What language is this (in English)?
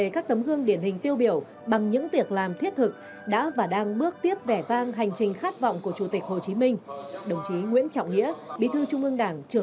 Vietnamese